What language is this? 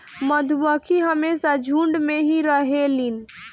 Bhojpuri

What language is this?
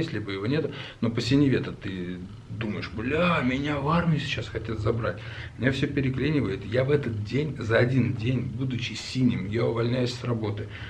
Russian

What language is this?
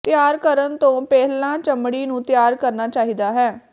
Punjabi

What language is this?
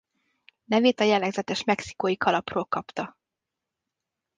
Hungarian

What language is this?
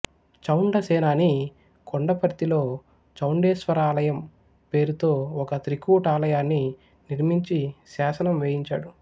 Telugu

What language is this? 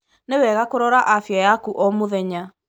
Kikuyu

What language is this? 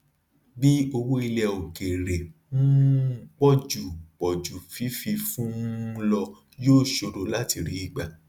Yoruba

